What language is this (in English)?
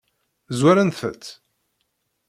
Kabyle